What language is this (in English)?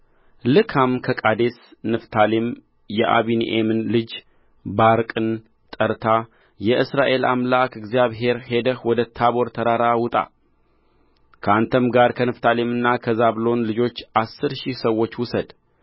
Amharic